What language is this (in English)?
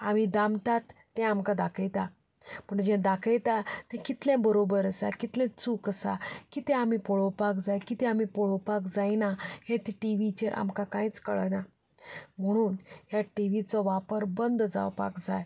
Konkani